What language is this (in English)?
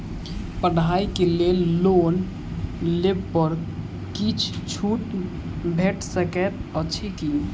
Maithili